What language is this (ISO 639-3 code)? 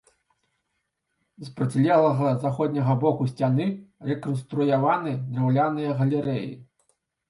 bel